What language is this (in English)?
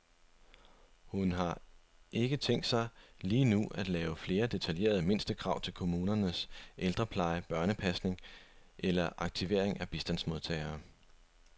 Danish